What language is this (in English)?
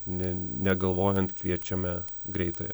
Lithuanian